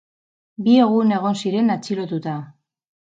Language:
Basque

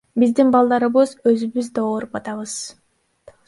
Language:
Kyrgyz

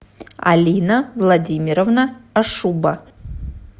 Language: Russian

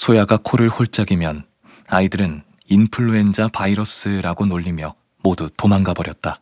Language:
Korean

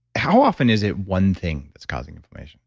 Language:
English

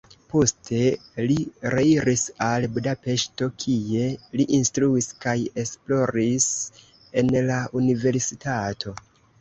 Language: Esperanto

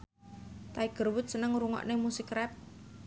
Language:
Javanese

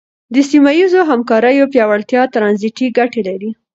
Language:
Pashto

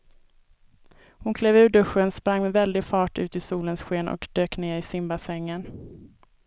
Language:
Swedish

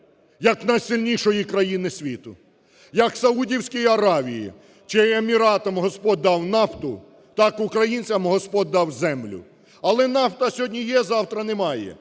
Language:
Ukrainian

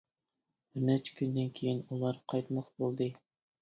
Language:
Uyghur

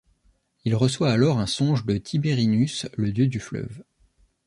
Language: French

